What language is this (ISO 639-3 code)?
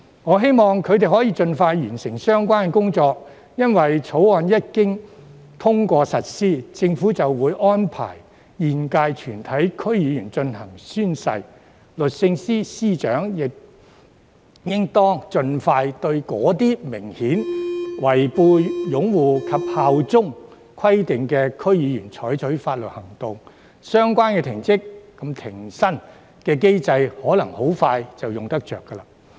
yue